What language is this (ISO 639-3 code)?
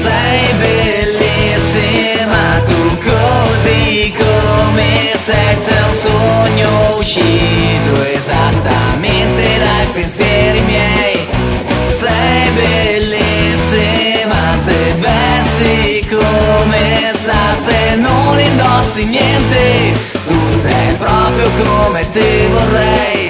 ukr